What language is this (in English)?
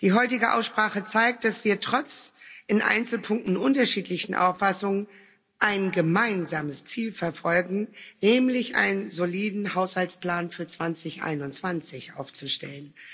German